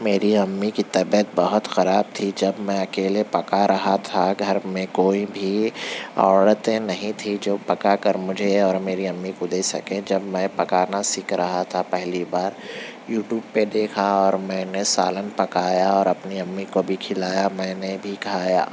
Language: Urdu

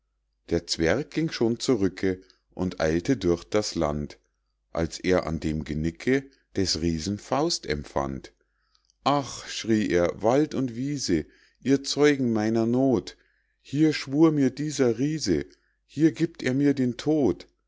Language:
German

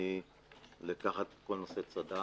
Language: Hebrew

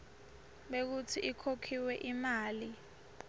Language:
Swati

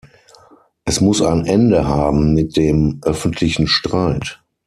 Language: German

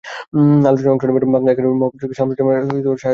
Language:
Bangla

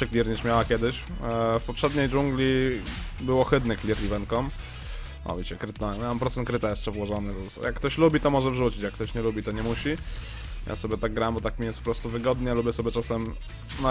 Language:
Polish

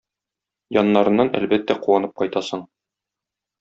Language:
Tatar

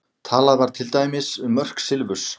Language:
Icelandic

